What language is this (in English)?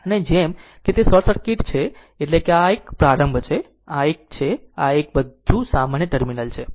Gujarati